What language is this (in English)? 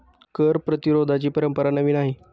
Marathi